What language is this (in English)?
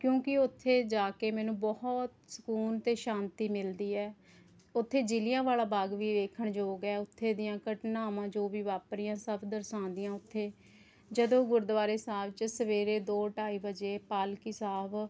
Punjabi